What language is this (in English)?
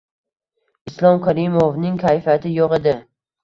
Uzbek